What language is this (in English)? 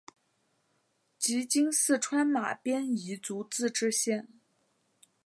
Chinese